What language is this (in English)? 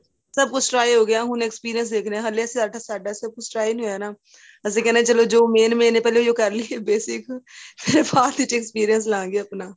Punjabi